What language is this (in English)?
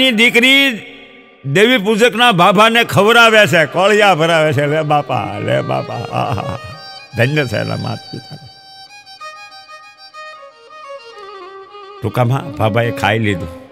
Gujarati